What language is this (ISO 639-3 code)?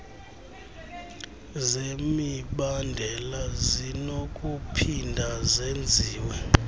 xho